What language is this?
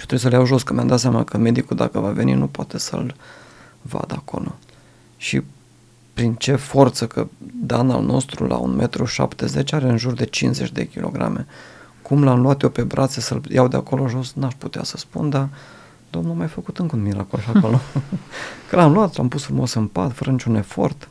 Romanian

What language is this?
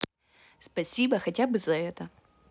Russian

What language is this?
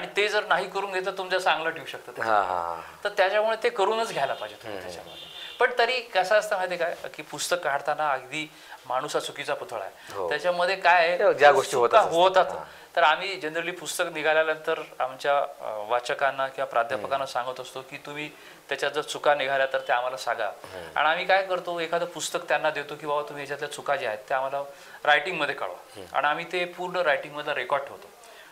Marathi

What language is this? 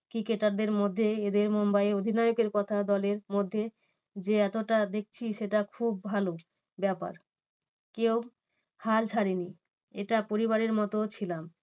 Bangla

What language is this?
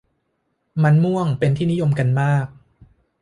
Thai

